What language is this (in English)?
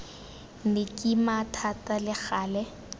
Tswana